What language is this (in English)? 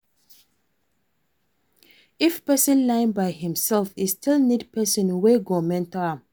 Nigerian Pidgin